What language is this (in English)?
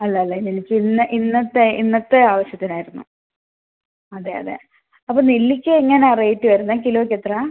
Malayalam